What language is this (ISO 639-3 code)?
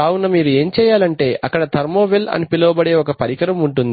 tel